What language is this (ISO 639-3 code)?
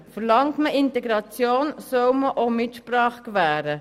gsw